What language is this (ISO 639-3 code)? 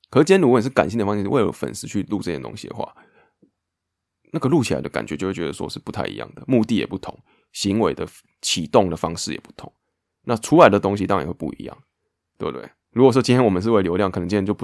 zho